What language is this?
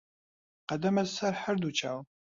Central Kurdish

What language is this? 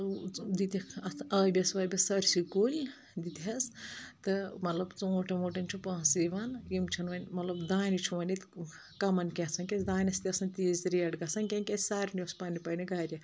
Kashmiri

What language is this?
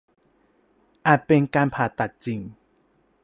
Thai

